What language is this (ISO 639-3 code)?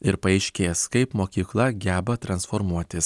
lit